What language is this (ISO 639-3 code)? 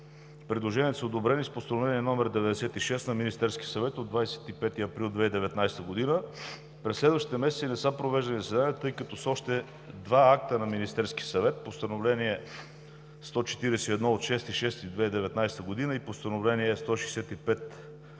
bul